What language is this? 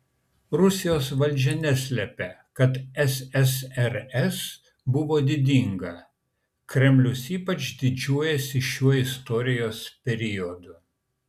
Lithuanian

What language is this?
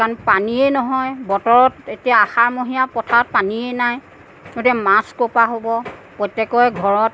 Assamese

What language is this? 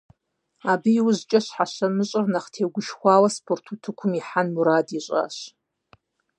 Kabardian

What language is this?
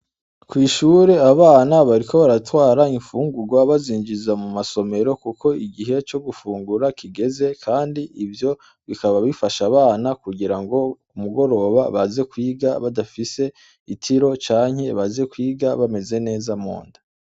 Rundi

